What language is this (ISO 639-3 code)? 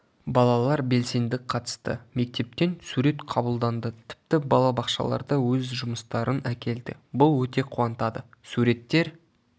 kaz